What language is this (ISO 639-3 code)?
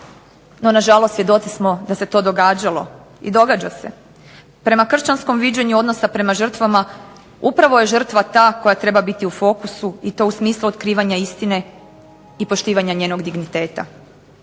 hrv